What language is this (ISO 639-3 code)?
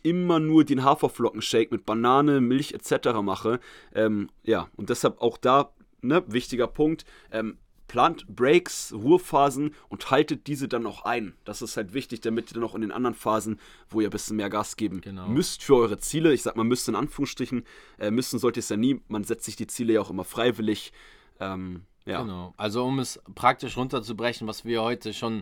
deu